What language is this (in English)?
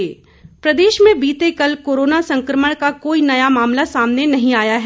Hindi